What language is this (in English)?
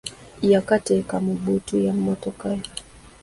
Ganda